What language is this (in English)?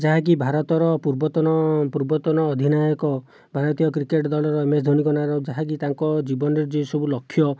Odia